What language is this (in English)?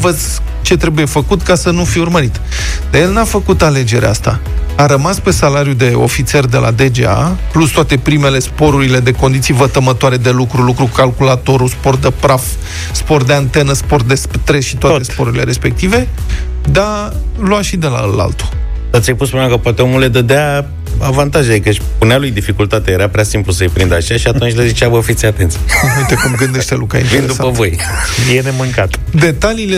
Romanian